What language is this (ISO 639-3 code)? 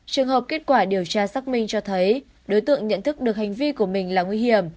vie